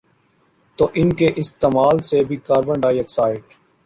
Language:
Urdu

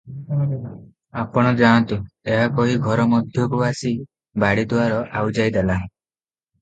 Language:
Odia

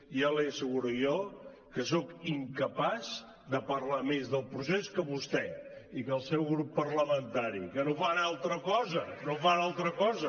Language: Catalan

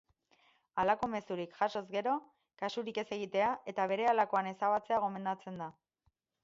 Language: Basque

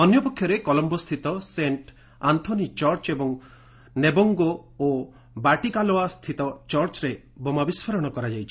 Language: Odia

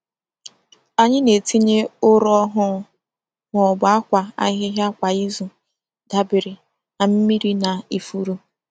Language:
Igbo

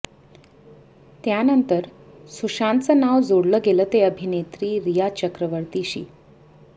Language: Marathi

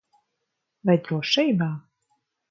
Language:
Latvian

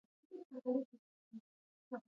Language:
Pashto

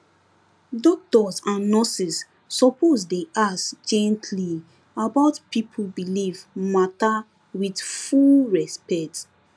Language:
Nigerian Pidgin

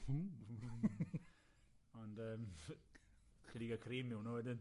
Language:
Welsh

